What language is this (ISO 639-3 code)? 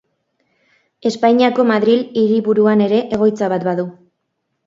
eus